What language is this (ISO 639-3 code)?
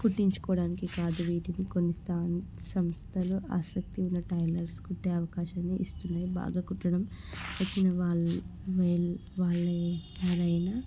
tel